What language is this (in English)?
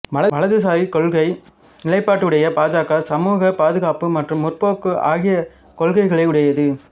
Tamil